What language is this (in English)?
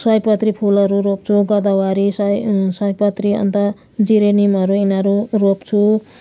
Nepali